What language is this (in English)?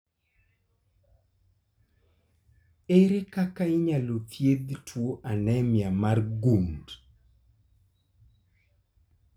Luo (Kenya and Tanzania)